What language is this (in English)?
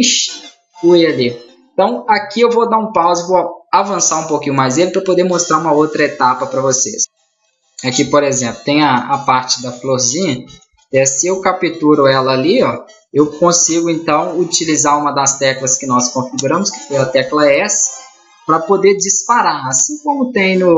Portuguese